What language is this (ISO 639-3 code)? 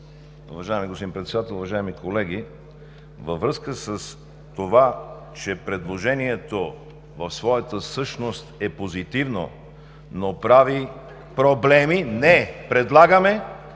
bul